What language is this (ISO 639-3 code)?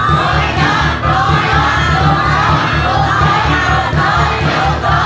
tha